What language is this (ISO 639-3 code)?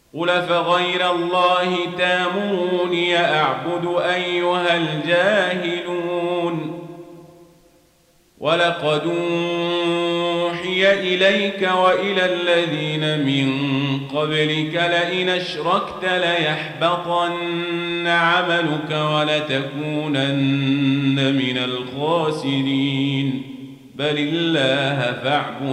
ara